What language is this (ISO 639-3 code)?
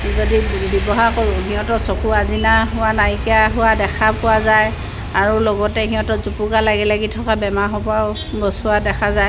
asm